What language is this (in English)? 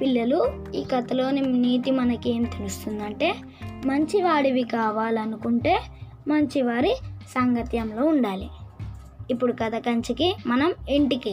Telugu